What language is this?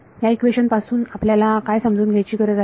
Marathi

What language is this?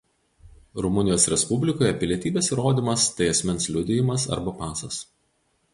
Lithuanian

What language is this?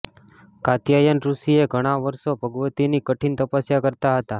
Gujarati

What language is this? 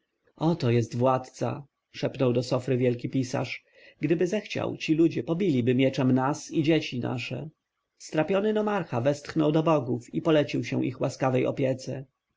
Polish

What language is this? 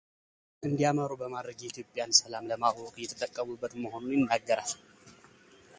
Amharic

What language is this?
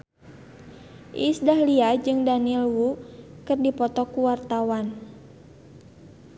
Sundanese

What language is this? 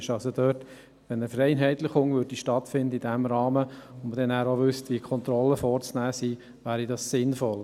Swiss German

